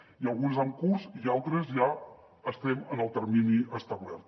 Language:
Catalan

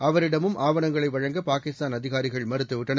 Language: Tamil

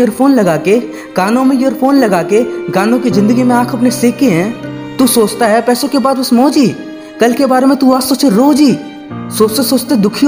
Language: Hindi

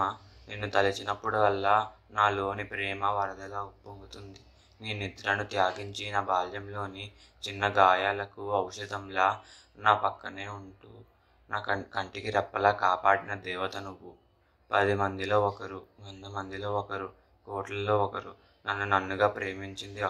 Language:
Romanian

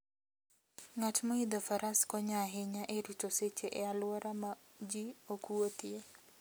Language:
Luo (Kenya and Tanzania)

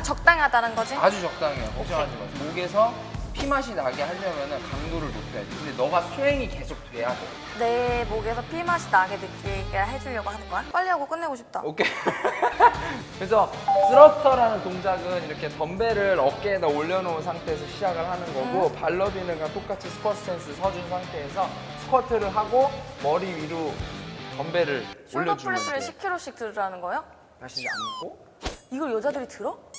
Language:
Korean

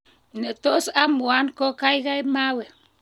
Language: Kalenjin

